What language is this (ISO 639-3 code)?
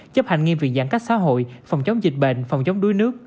vie